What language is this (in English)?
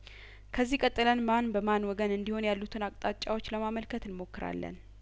Amharic